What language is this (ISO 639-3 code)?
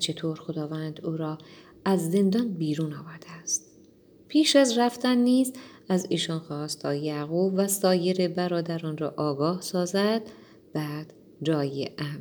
fas